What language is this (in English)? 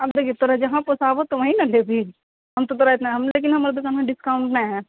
Maithili